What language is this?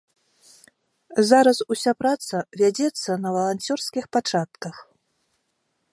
Belarusian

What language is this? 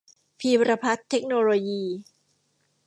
Thai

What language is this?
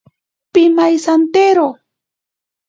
Ashéninka Perené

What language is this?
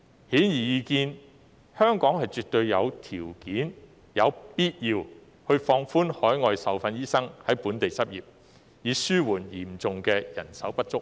Cantonese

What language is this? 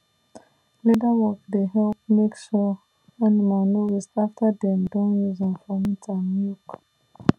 Nigerian Pidgin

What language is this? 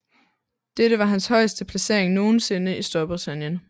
Danish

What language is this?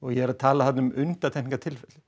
Icelandic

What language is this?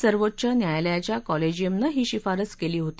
Marathi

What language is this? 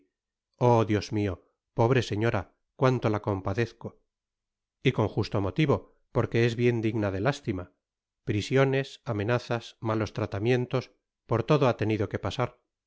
Spanish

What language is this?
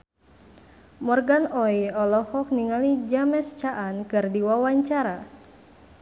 Sundanese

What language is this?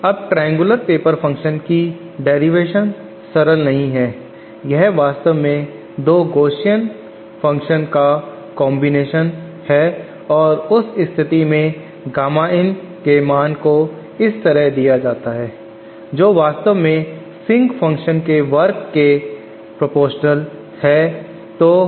Hindi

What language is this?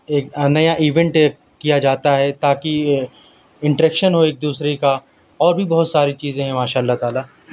Urdu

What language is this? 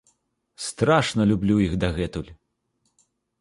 Belarusian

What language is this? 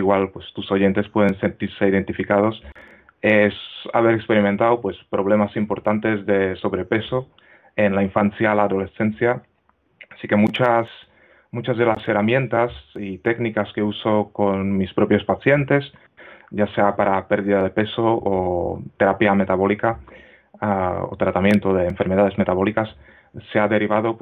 Spanish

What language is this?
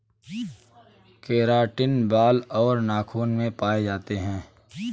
Hindi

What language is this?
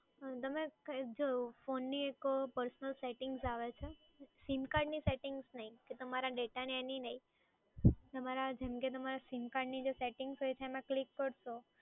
Gujarati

